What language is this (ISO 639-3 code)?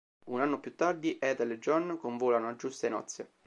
ita